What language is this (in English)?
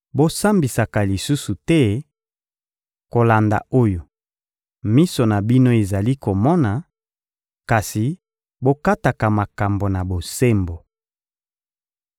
Lingala